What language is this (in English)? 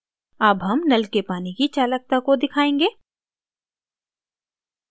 Hindi